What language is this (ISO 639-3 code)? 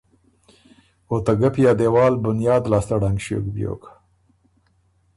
oru